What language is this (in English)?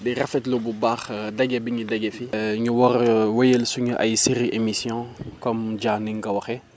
Wolof